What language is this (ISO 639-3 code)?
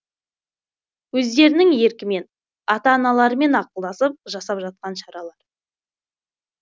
kaz